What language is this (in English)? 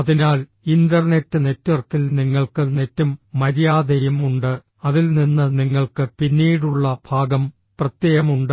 Malayalam